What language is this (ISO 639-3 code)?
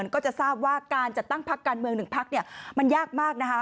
tha